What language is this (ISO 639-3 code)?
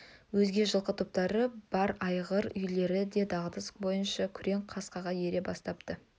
kaz